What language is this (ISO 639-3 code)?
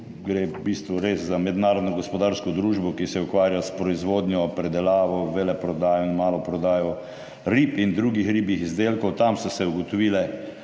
slv